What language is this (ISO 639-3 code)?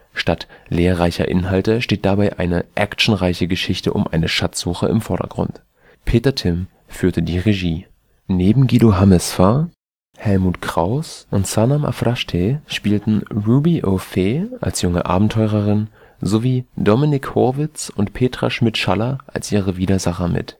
deu